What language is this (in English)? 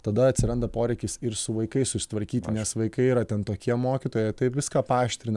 Lithuanian